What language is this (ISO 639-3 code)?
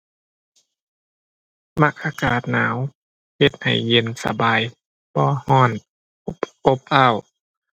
tha